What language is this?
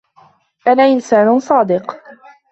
Arabic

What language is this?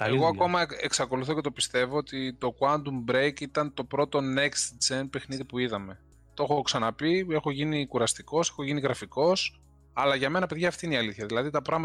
Greek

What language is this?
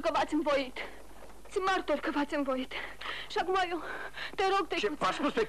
Romanian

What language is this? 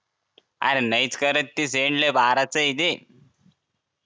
Marathi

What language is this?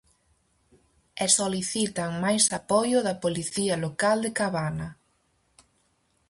Galician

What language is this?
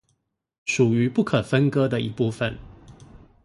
Chinese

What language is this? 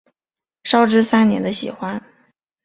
Chinese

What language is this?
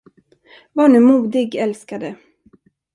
Swedish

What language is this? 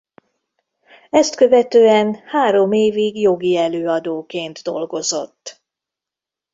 Hungarian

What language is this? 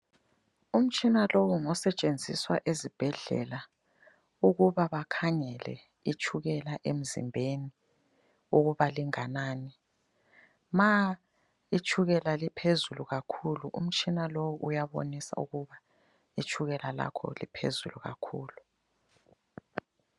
North Ndebele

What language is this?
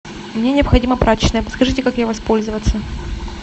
Russian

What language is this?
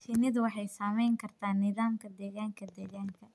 Somali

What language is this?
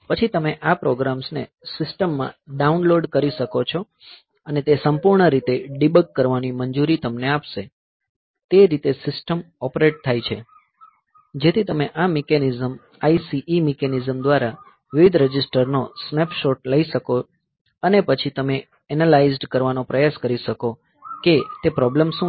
Gujarati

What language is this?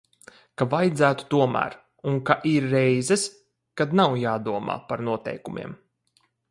Latvian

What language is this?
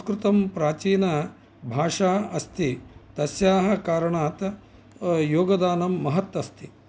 Sanskrit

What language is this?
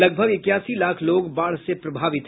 Hindi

